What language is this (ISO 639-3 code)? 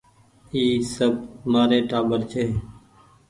gig